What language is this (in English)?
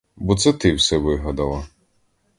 Ukrainian